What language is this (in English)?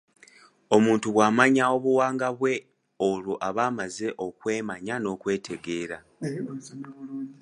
Ganda